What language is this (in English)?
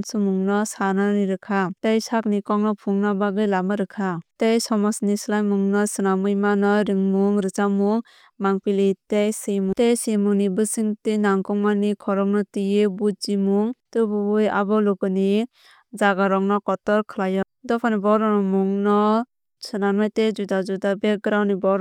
Kok Borok